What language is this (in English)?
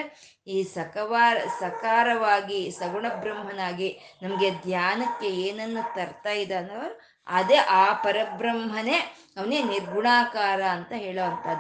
Kannada